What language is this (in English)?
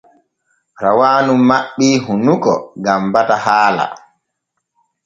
Borgu Fulfulde